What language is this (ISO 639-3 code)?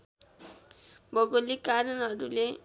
nep